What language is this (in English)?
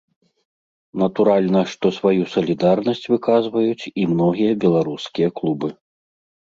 Belarusian